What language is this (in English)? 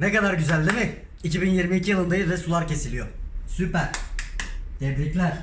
Turkish